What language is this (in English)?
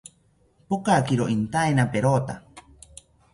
South Ucayali Ashéninka